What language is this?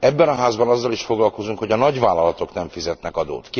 Hungarian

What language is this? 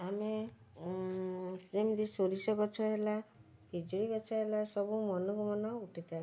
Odia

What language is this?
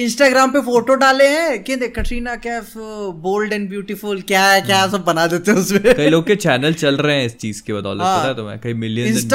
Hindi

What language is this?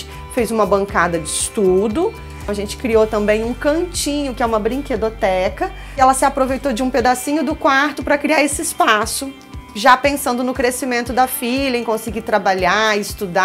Portuguese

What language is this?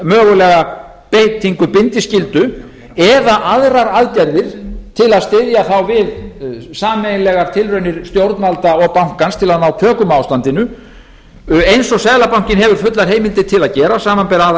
Icelandic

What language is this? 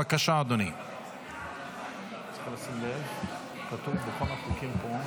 Hebrew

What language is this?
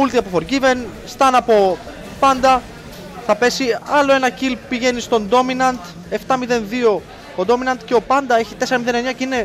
Greek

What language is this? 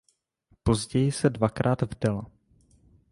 Czech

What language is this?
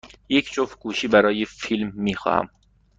Persian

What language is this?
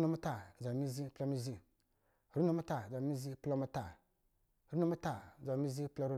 Lijili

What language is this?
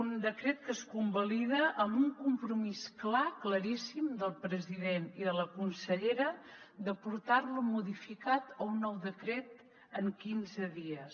Catalan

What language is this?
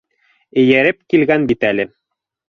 Bashkir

